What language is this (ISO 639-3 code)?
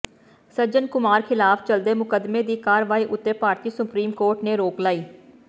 pan